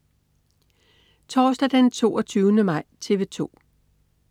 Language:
Danish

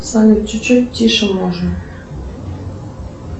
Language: Russian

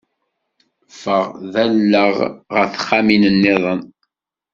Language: Kabyle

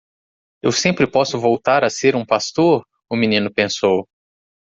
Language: Portuguese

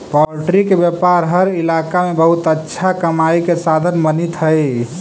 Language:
Magahi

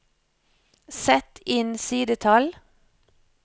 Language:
Norwegian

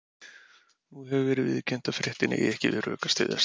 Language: Icelandic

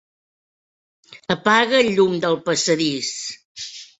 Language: Catalan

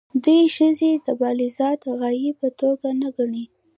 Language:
Pashto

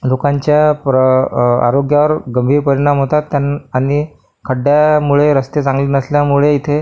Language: Marathi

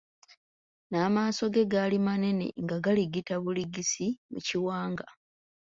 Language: Ganda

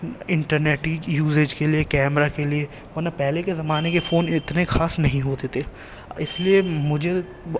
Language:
Urdu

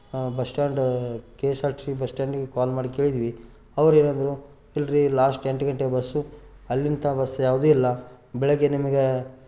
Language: Kannada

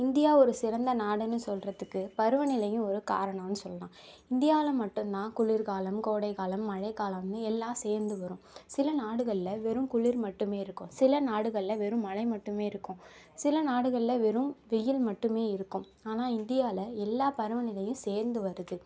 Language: Tamil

